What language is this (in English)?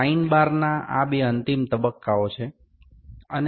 Gujarati